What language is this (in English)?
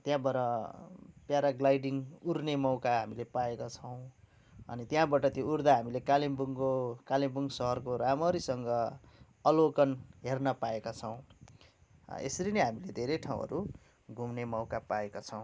Nepali